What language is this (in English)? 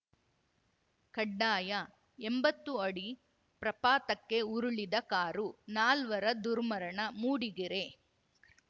Kannada